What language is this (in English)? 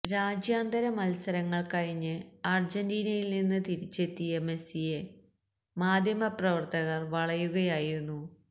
Malayalam